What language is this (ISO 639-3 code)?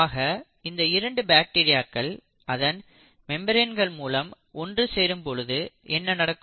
tam